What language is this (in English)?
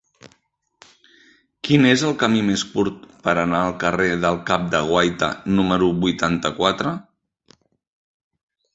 Catalan